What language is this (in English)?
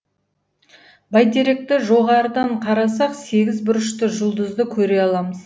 Kazakh